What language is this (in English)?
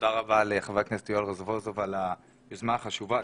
Hebrew